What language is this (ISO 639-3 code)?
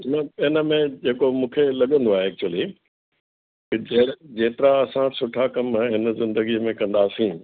snd